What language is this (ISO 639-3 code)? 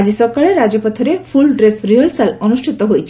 ori